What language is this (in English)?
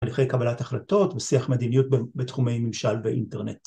Hebrew